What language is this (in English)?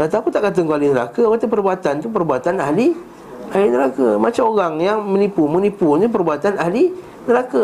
Malay